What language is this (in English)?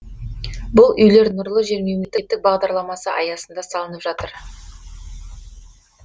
Kazakh